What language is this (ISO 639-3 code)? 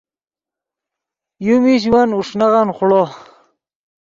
ydg